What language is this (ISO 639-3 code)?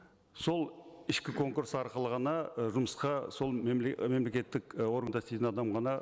kaz